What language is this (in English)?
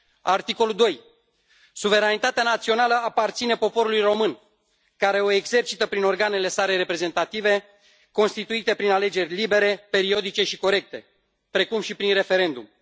Romanian